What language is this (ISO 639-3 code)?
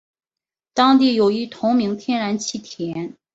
zho